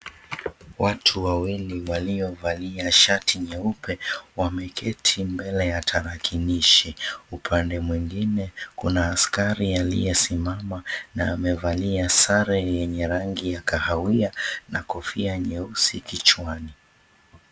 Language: Swahili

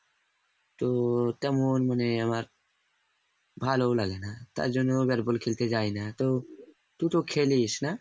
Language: Bangla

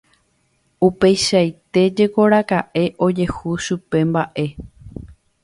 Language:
Guarani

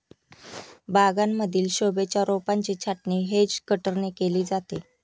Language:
Marathi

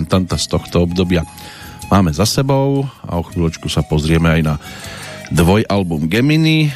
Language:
Slovak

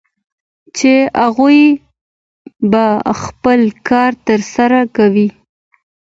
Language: Pashto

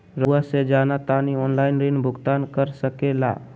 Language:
Magahi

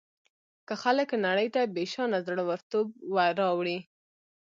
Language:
Pashto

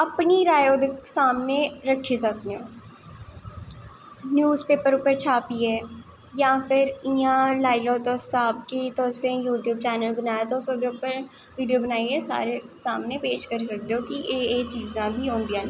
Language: Dogri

